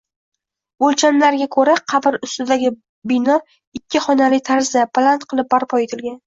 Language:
Uzbek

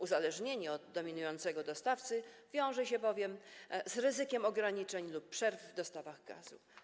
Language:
Polish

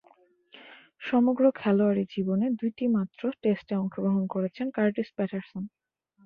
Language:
Bangla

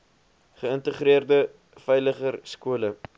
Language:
Afrikaans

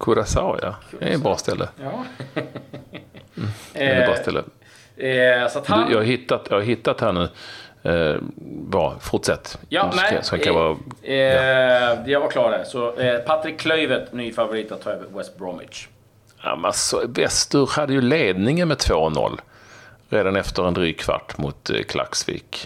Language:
Swedish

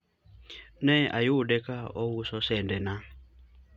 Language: Luo (Kenya and Tanzania)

